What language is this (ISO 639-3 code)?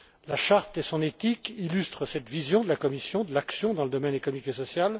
fra